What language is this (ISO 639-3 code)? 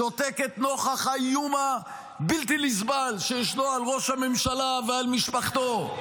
heb